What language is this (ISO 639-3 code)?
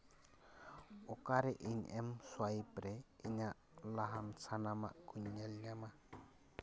sat